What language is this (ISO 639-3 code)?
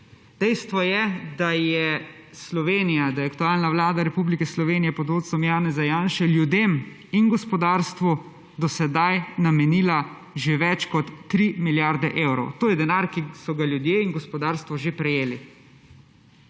slv